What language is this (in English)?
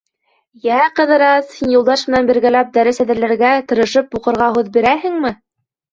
Bashkir